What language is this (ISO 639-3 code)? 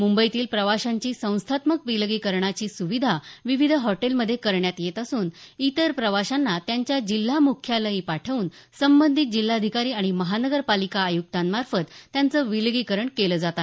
mar